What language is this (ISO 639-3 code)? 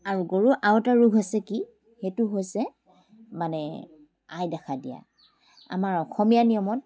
asm